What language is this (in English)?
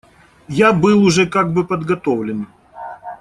Russian